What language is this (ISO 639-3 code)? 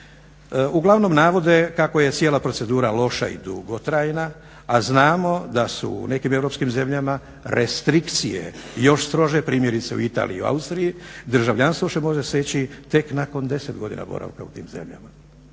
hrv